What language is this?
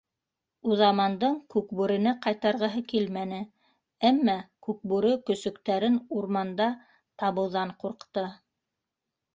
Bashkir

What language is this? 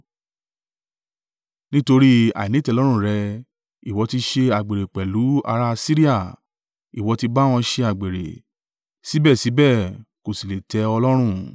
Yoruba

